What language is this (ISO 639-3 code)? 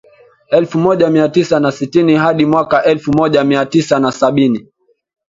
swa